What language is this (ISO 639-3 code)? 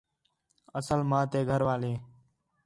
xhe